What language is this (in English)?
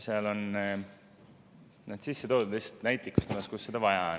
Estonian